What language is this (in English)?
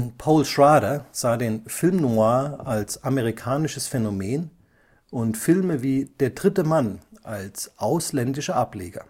German